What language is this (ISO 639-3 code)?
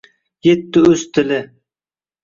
uzb